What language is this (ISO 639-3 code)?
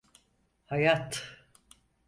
tur